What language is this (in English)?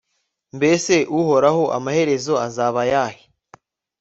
Kinyarwanda